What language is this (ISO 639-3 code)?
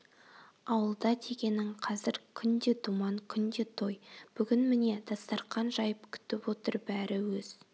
kaz